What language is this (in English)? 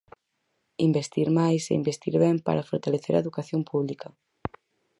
Galician